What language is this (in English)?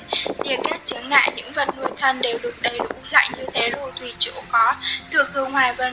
Vietnamese